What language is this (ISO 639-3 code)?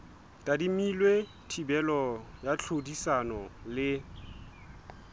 sot